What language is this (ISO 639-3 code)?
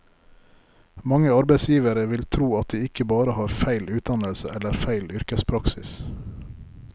nor